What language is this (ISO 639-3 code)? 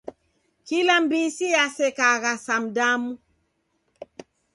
dav